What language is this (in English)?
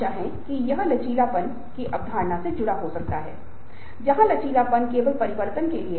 Hindi